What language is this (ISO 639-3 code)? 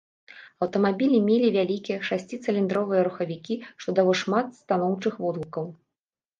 bel